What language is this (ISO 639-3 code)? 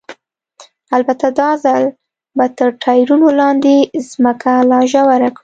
pus